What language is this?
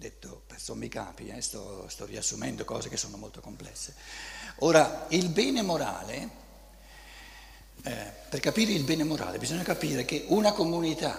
Italian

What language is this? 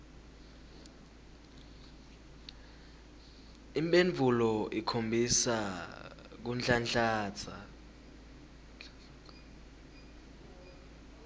Swati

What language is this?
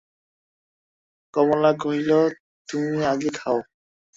Bangla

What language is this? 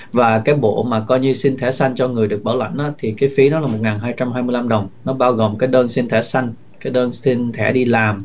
Vietnamese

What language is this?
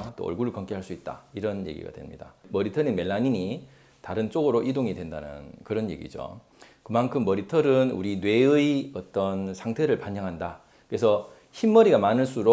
Korean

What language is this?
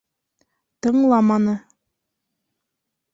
Bashkir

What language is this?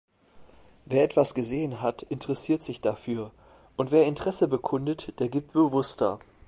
German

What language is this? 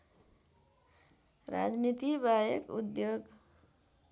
Nepali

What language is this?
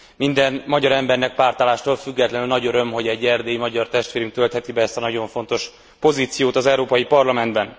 Hungarian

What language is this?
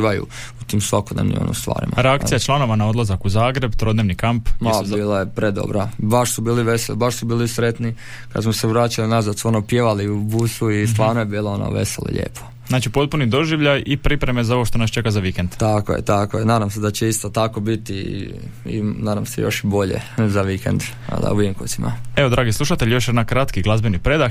Croatian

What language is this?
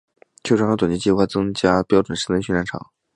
Chinese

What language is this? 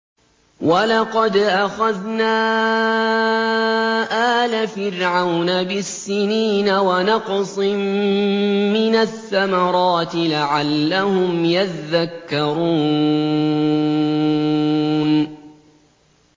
Arabic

